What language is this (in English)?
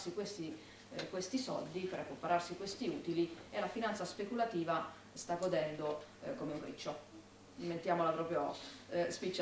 Italian